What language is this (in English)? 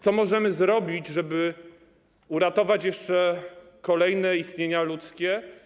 Polish